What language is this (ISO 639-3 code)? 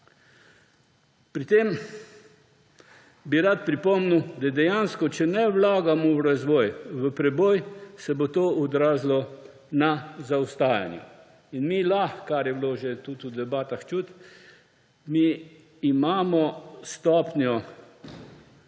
slv